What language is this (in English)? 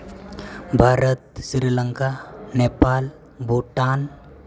Santali